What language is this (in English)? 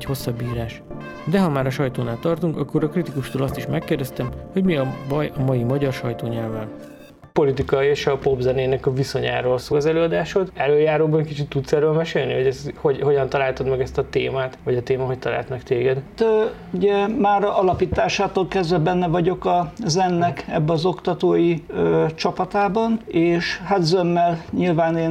Hungarian